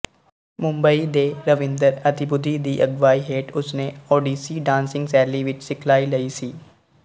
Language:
Punjabi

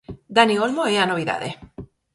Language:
Galician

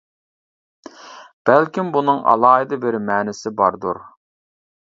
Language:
Uyghur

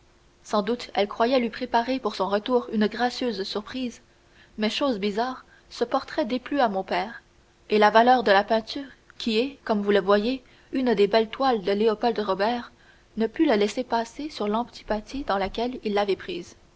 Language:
French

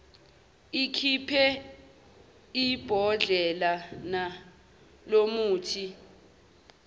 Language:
Zulu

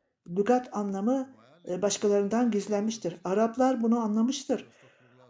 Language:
Turkish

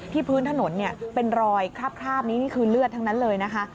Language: Thai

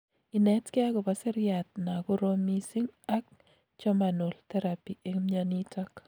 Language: Kalenjin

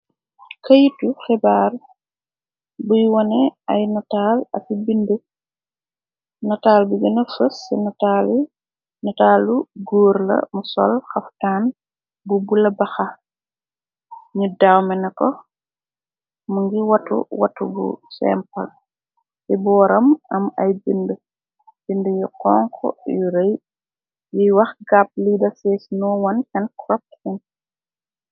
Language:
Wolof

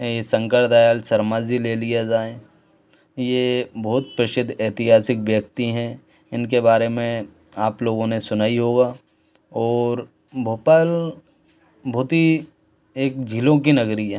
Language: Hindi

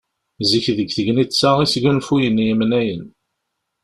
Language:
Kabyle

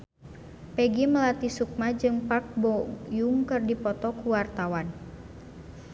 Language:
Sundanese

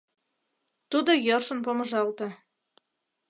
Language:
Mari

